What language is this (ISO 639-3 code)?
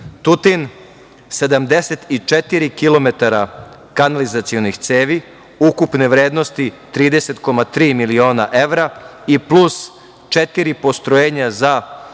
srp